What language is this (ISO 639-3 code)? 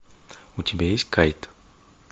rus